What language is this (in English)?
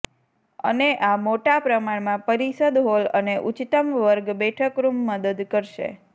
Gujarati